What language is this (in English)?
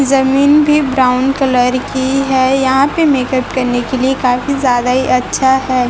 Hindi